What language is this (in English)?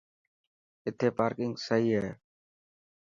Dhatki